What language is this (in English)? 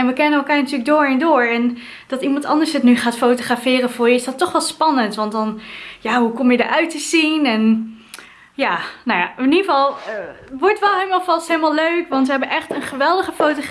Dutch